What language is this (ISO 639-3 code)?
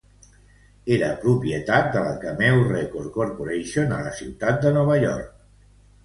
cat